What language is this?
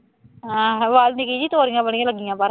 Punjabi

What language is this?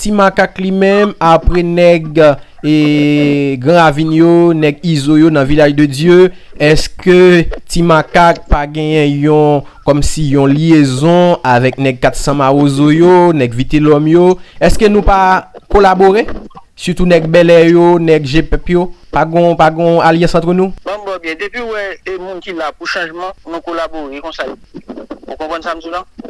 French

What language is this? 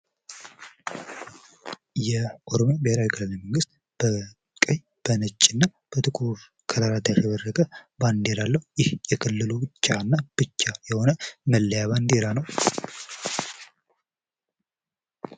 Amharic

